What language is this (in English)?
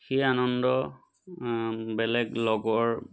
Assamese